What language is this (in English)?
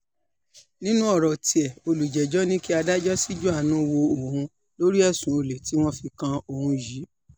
Yoruba